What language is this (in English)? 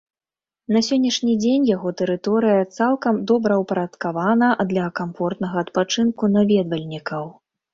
Belarusian